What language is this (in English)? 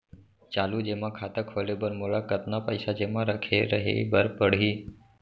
Chhattisgarhi